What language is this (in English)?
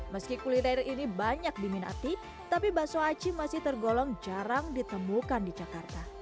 Indonesian